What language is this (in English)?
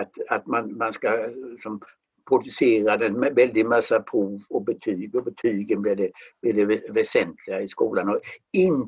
Swedish